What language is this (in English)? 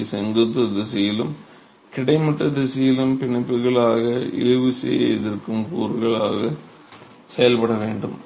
Tamil